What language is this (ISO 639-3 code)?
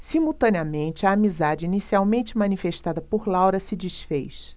por